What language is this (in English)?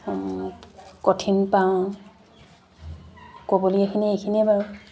Assamese